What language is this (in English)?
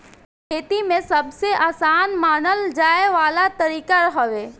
Bhojpuri